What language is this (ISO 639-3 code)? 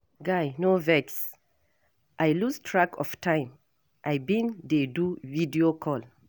pcm